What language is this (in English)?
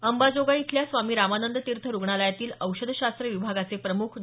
Marathi